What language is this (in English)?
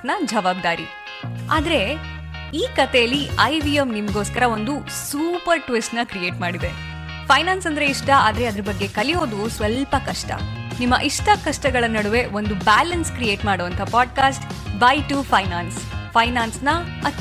Kannada